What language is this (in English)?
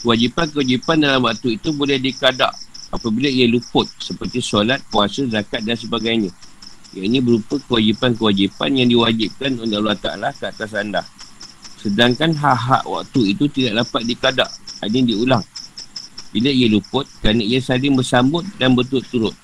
Malay